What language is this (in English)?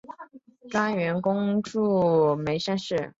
Chinese